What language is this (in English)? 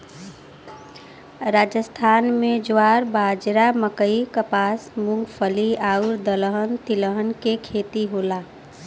Bhojpuri